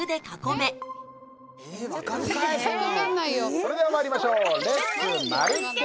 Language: Japanese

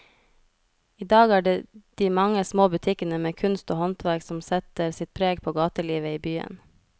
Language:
Norwegian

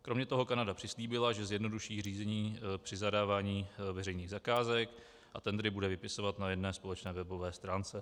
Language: Czech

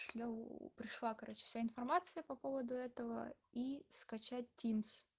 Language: Russian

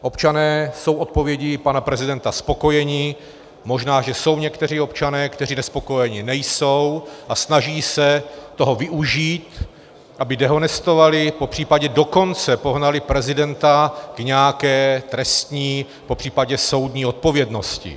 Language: Czech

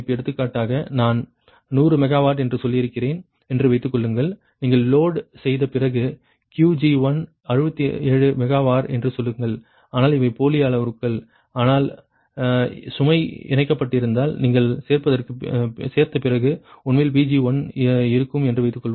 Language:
Tamil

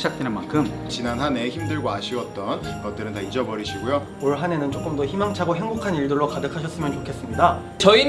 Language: Korean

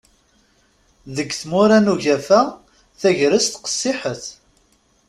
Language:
Kabyle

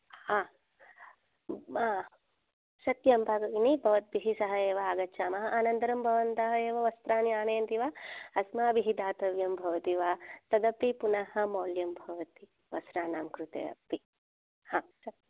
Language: Sanskrit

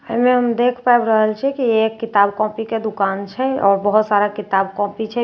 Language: Maithili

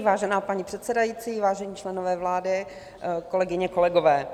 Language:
Czech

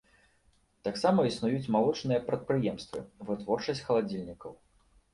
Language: Belarusian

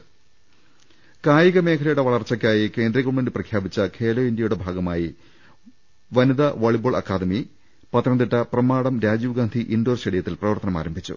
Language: Malayalam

